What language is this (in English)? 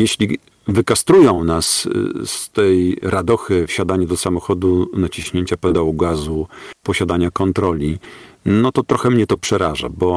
Polish